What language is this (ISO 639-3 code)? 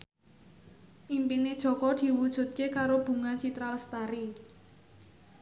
jav